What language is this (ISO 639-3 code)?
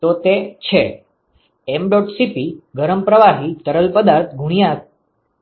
guj